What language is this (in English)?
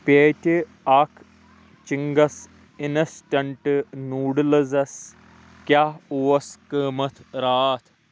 Kashmiri